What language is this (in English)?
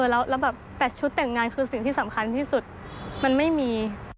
Thai